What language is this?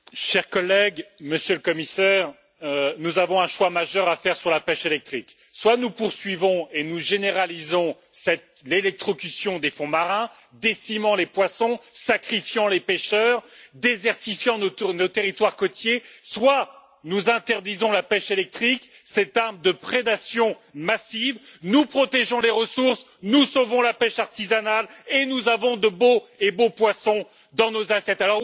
French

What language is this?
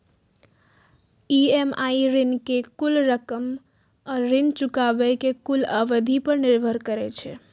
Maithili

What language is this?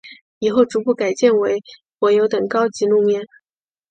Chinese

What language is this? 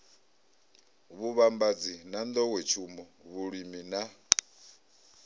Venda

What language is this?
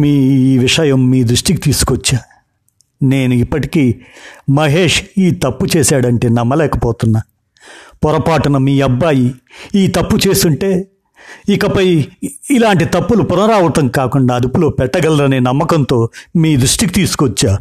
Telugu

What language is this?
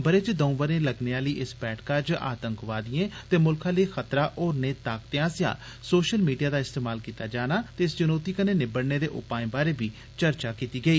Dogri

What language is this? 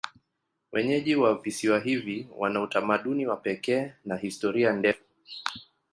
Swahili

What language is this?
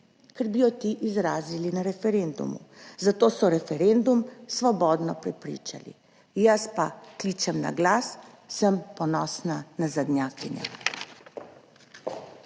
Slovenian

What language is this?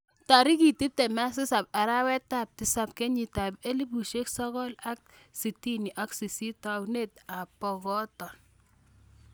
Kalenjin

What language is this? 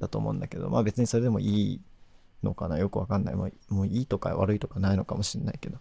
Japanese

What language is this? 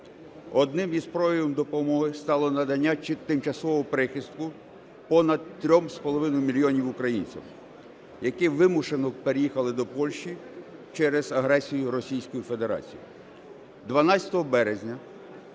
Ukrainian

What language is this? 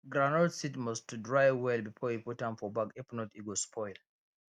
Nigerian Pidgin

